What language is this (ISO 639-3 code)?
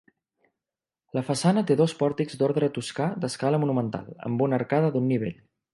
cat